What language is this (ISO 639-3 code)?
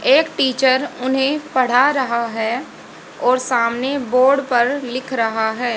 hin